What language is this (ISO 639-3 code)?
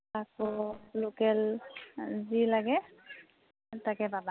asm